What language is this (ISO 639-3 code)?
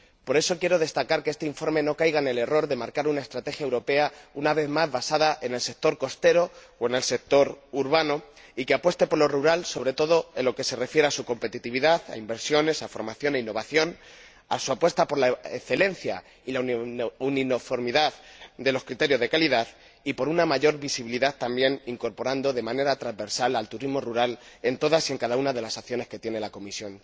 spa